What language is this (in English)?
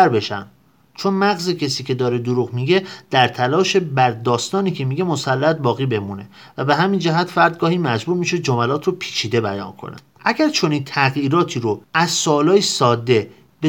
Persian